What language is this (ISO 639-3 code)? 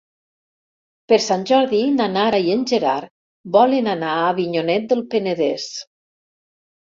cat